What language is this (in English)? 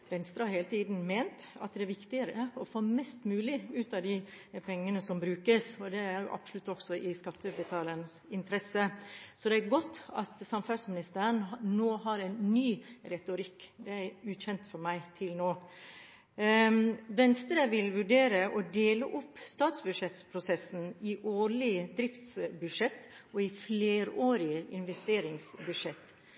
Norwegian Bokmål